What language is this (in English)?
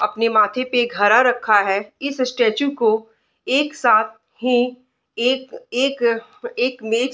Hindi